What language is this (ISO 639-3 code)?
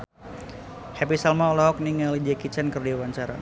sun